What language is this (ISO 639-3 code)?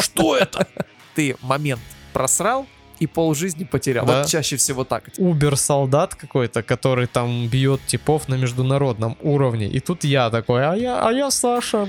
rus